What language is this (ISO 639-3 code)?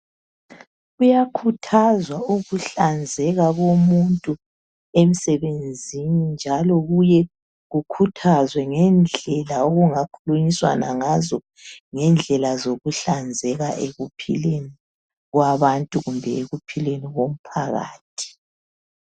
nde